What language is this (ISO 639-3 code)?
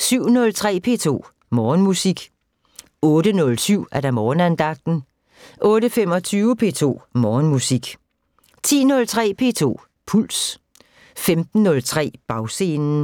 dan